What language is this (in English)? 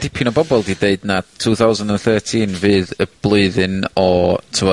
Welsh